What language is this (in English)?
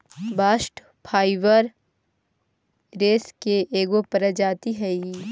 Magahi